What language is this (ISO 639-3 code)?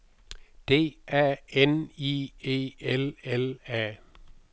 dan